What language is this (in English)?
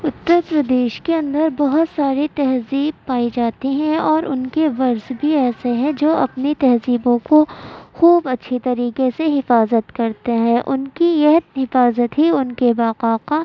Urdu